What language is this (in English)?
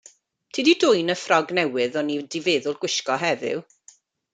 Welsh